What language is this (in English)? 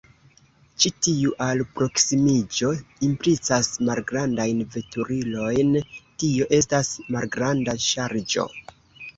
Esperanto